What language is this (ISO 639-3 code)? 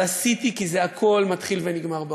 heb